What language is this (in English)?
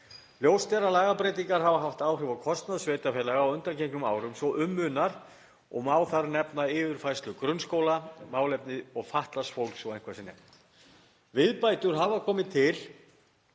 Icelandic